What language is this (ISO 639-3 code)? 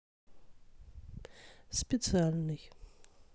rus